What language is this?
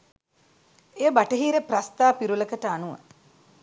Sinhala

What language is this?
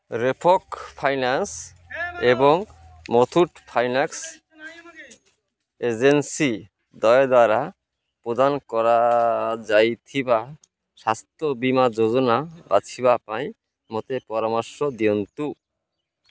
Odia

